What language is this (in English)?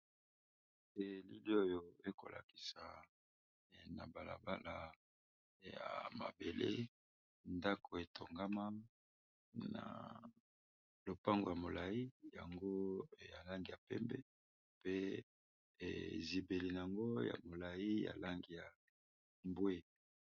Lingala